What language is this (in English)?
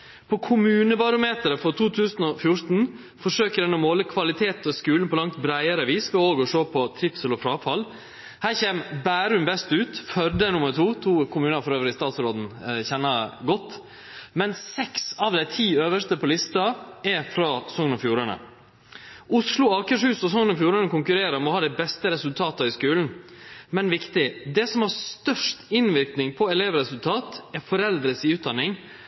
Norwegian Nynorsk